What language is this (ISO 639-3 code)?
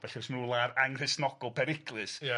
cym